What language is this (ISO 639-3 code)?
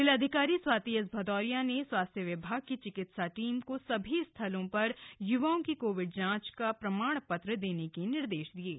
hin